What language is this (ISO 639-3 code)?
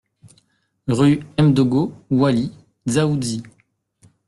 fra